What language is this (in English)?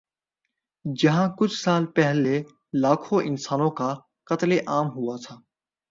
Urdu